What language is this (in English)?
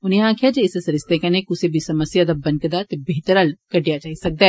Dogri